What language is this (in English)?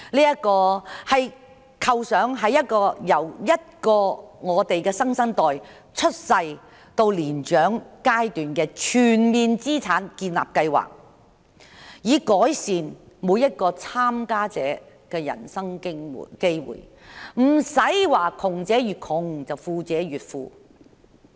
Cantonese